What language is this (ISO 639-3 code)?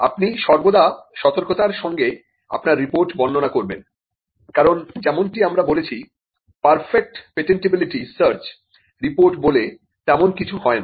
ben